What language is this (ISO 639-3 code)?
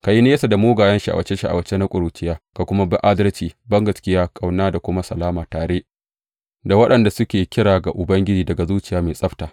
hau